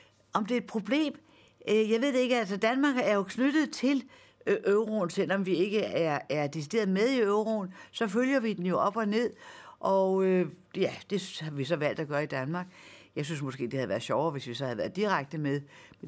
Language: Danish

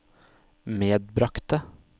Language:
Norwegian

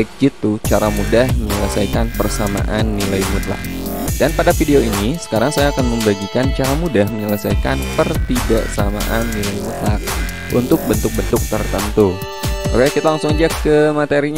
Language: Indonesian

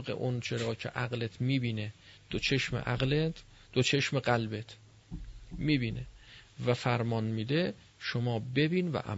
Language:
Persian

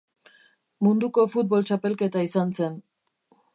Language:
Basque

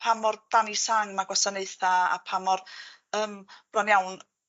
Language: Welsh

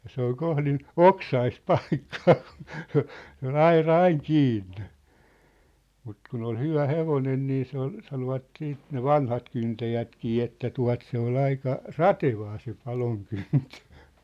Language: Finnish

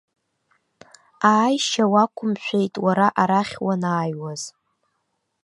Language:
Abkhazian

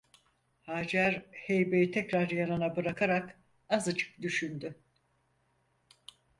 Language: Turkish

